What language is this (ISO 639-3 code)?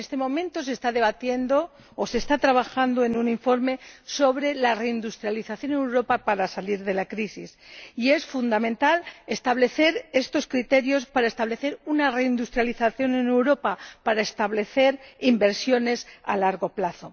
spa